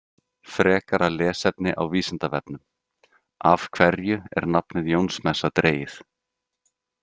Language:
Icelandic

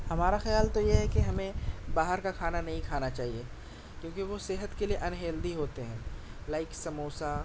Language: Urdu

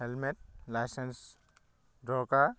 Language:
Assamese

